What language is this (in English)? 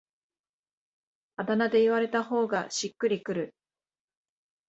Japanese